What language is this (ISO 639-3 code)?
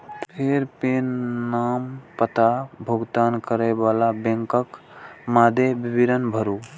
mai